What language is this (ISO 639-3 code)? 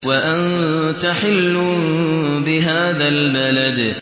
ara